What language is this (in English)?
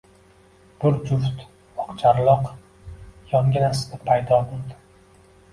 Uzbek